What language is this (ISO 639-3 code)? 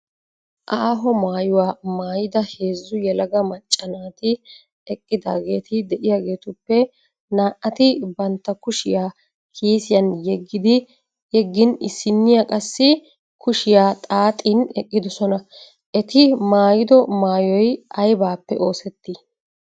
wal